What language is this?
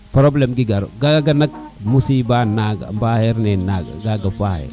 Serer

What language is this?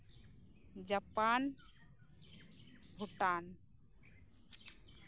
Santali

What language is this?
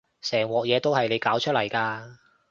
Cantonese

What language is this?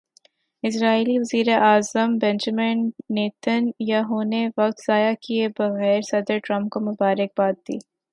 Urdu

